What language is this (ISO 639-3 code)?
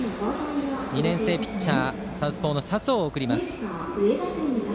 jpn